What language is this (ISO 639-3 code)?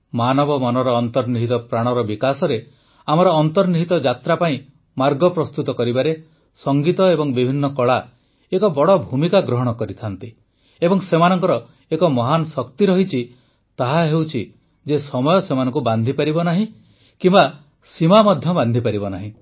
ori